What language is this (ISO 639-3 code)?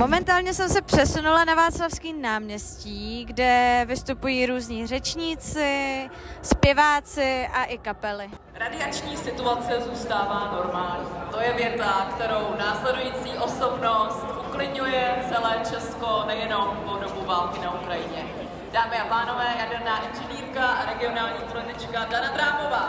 ces